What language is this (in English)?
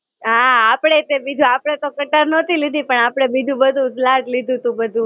Gujarati